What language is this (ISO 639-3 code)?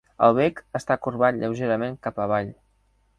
cat